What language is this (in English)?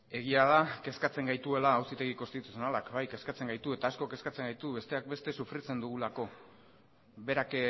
Basque